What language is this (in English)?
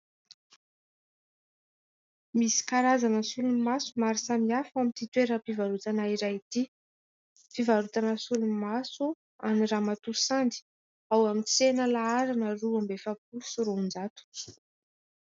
Malagasy